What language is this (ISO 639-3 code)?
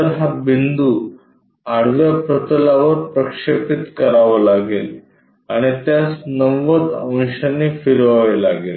mar